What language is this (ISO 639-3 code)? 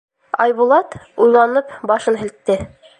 bak